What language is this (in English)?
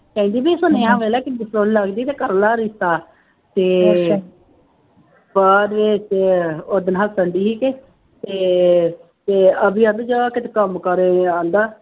Punjabi